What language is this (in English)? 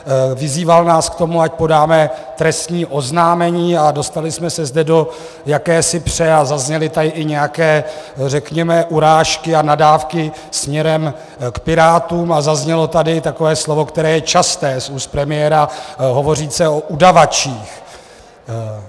Czech